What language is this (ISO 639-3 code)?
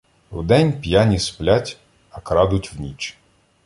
ukr